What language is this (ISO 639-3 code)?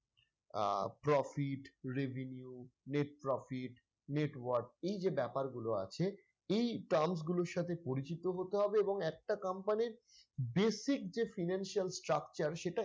ben